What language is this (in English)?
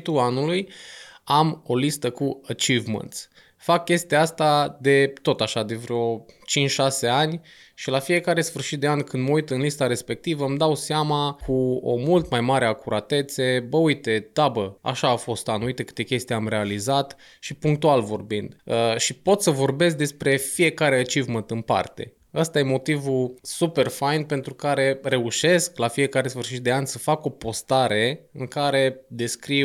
Romanian